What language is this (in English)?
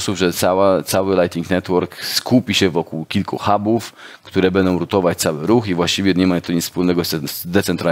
Polish